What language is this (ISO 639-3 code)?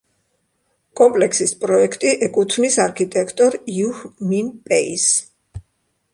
kat